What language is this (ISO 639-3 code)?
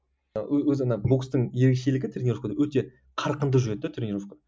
kaz